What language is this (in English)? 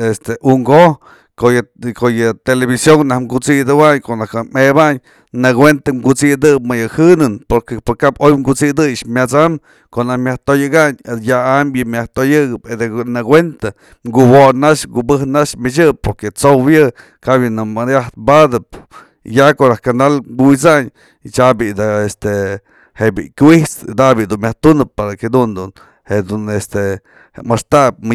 Mazatlán Mixe